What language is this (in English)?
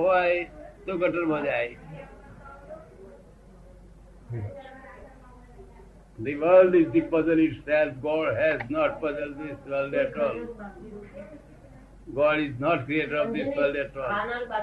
Gujarati